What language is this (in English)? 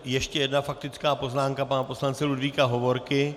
Czech